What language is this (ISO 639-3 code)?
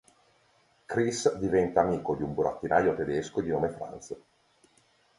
ita